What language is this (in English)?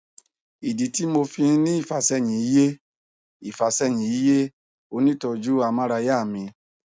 Yoruba